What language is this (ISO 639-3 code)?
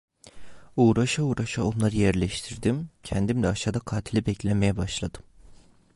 tur